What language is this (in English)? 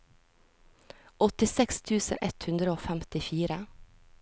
Norwegian